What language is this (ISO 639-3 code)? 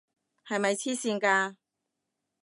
yue